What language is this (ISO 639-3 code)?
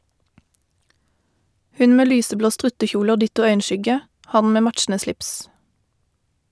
nor